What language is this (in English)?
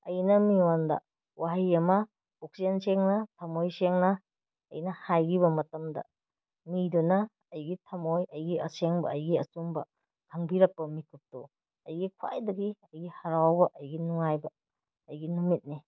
Manipuri